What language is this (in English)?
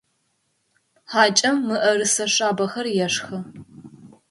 Adyghe